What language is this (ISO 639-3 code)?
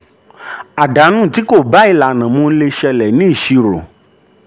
yor